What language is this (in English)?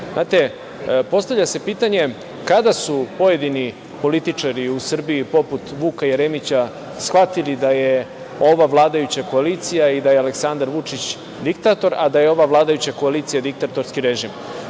Serbian